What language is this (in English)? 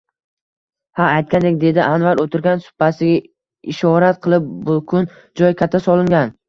Uzbek